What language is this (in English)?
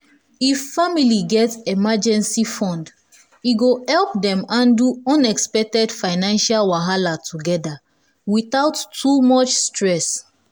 Nigerian Pidgin